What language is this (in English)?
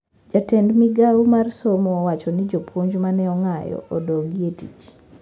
Luo (Kenya and Tanzania)